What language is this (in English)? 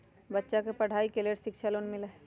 Magahi